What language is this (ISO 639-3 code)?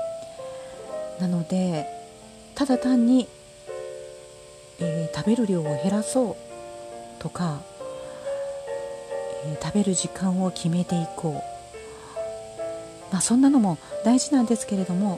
jpn